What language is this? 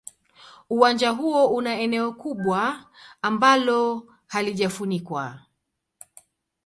Swahili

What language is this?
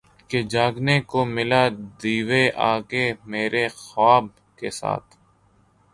Urdu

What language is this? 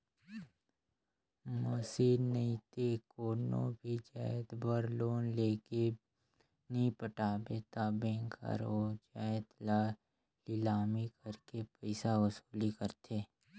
Chhattisgarhi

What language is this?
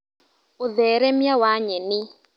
Kikuyu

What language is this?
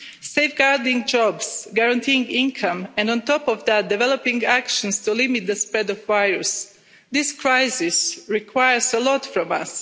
English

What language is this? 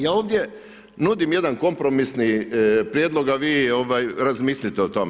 Croatian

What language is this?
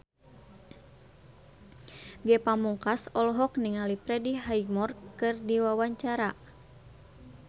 Sundanese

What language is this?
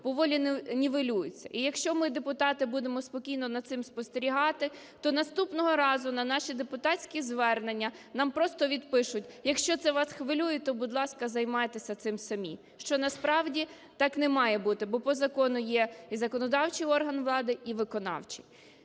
Ukrainian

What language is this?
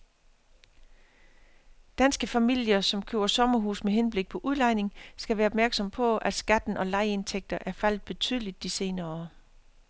Danish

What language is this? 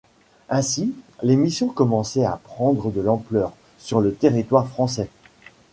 French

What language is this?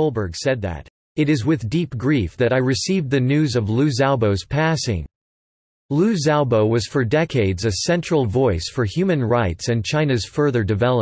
English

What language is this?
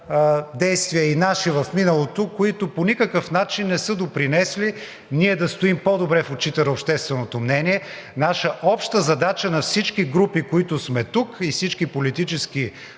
Bulgarian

